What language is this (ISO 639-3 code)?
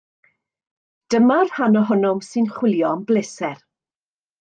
cym